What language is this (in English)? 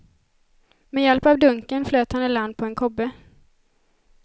Swedish